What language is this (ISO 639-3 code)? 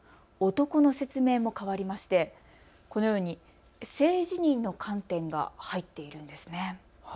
jpn